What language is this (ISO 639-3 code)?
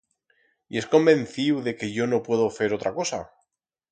arg